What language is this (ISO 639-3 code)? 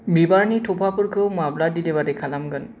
brx